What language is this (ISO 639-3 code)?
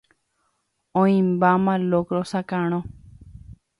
grn